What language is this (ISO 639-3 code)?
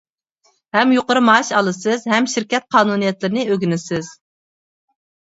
uig